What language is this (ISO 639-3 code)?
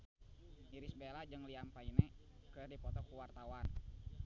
sun